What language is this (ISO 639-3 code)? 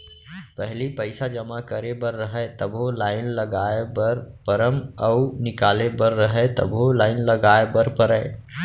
hne